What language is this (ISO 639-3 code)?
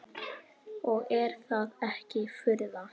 isl